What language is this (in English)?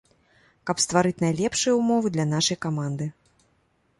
Belarusian